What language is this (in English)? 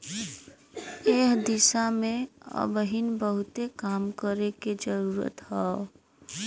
Bhojpuri